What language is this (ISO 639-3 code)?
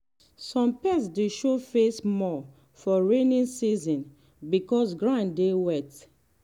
pcm